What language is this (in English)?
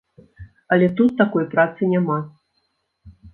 Belarusian